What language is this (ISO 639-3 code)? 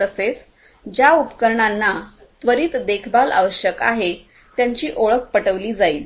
mar